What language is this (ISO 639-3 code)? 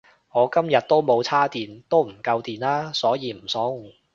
yue